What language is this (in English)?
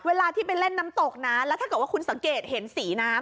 Thai